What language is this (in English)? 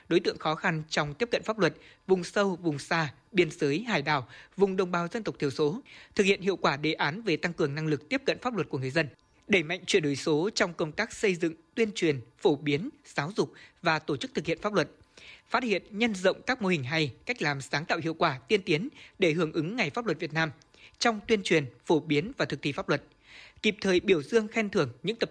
Vietnamese